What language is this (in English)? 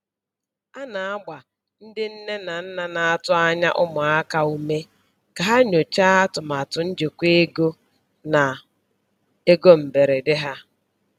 Igbo